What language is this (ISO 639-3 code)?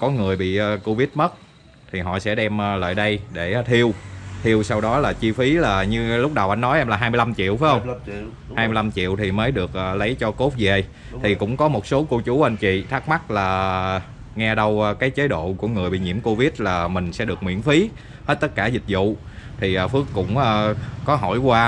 vie